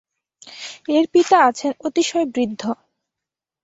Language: Bangla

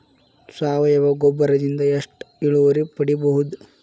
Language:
Kannada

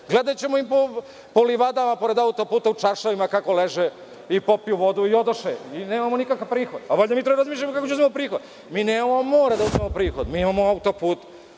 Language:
Serbian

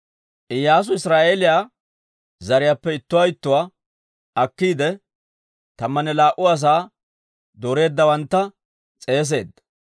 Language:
Dawro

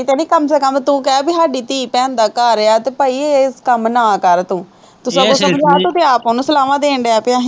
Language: Punjabi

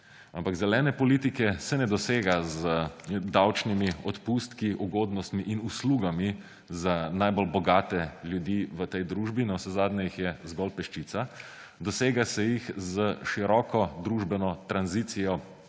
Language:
Slovenian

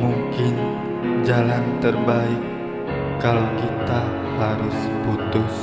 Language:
Indonesian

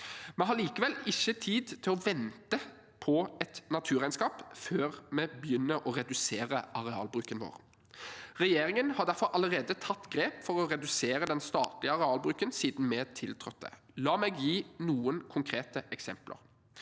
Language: Norwegian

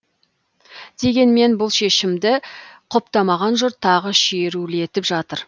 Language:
Kazakh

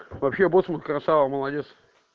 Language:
Russian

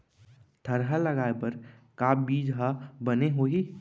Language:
Chhattisgarhi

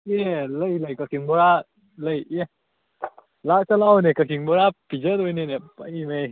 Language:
Manipuri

